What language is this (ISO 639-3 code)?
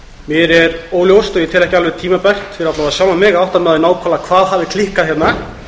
isl